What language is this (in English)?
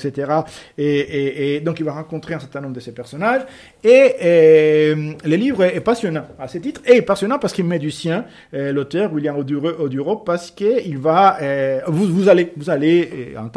French